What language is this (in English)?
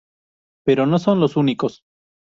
Spanish